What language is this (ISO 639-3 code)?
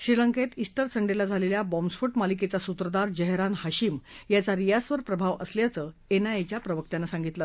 mar